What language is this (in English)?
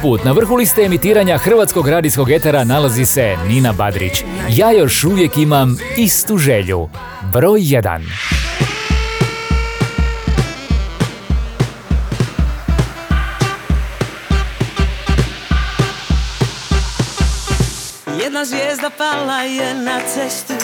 Croatian